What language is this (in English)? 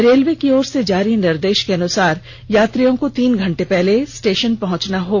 Hindi